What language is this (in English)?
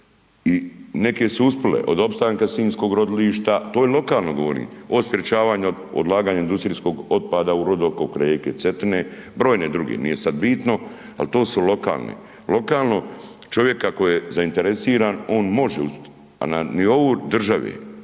Croatian